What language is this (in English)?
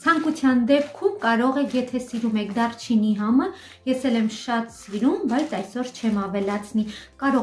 Romanian